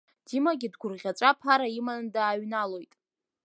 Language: Abkhazian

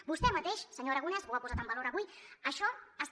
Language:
Catalan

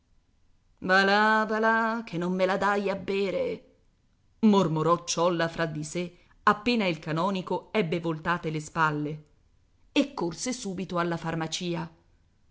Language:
Italian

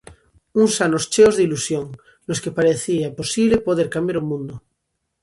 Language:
Galician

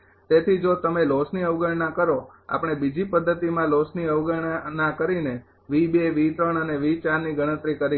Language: Gujarati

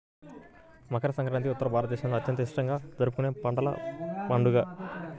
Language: Telugu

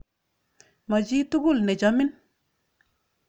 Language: Kalenjin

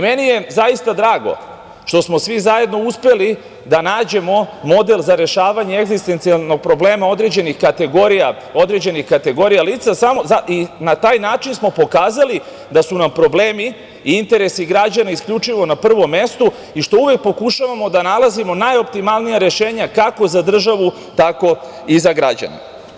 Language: Serbian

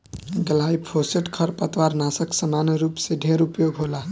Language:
Bhojpuri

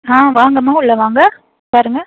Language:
Tamil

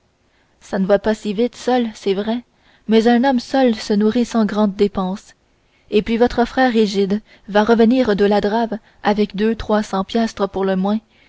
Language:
French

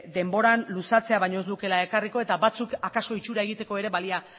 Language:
Basque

